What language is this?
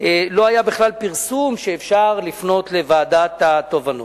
Hebrew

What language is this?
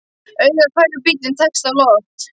Icelandic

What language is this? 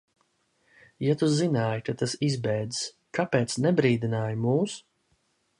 Latvian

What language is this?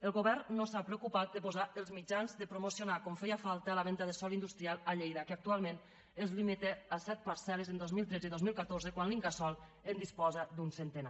Catalan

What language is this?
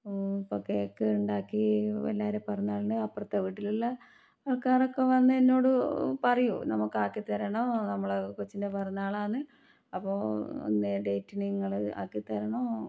Malayalam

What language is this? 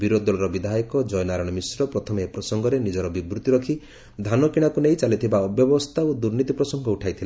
Odia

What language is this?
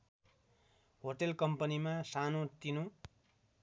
Nepali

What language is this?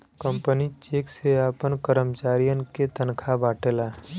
Bhojpuri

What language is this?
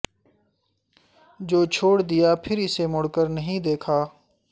Urdu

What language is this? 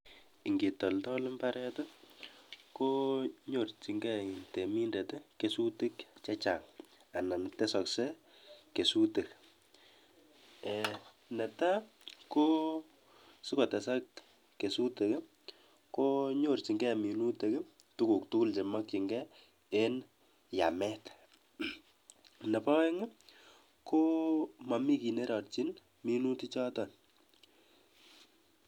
Kalenjin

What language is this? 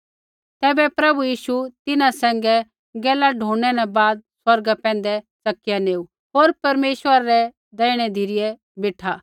Kullu Pahari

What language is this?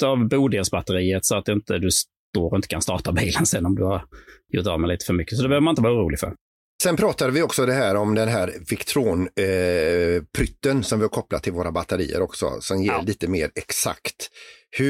Swedish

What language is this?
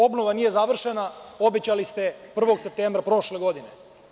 Serbian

